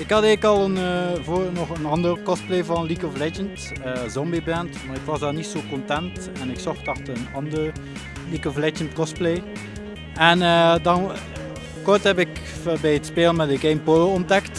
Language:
Dutch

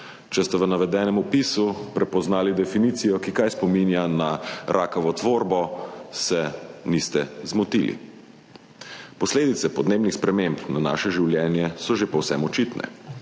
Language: Slovenian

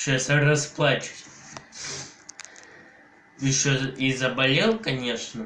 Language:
Russian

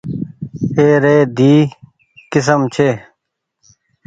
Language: Goaria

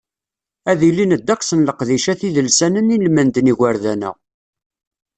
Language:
Kabyle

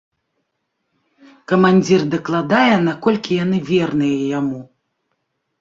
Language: Belarusian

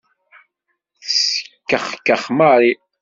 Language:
Kabyle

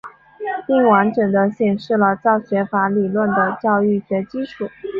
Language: Chinese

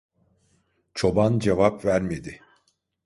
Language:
Turkish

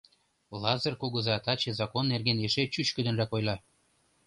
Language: Mari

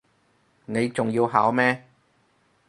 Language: Cantonese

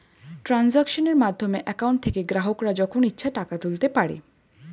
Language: Bangla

